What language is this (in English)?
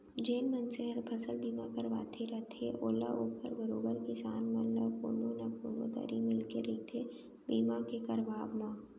Chhattisgarhi